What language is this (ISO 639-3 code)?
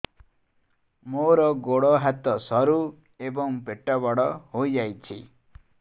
ori